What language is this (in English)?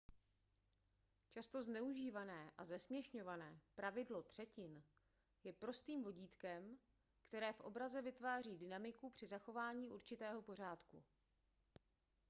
Czech